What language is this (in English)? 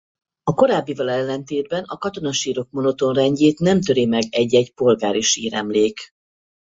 Hungarian